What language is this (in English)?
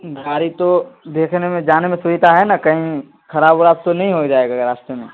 Urdu